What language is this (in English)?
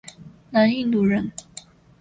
Chinese